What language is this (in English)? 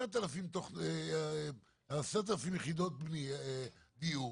Hebrew